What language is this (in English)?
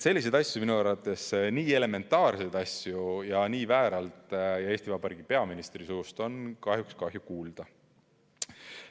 Estonian